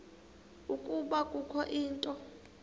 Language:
Xhosa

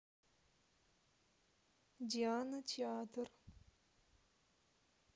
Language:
Russian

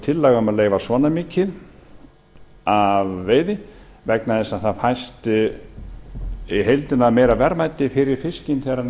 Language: Icelandic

